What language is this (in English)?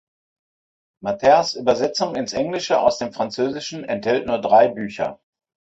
German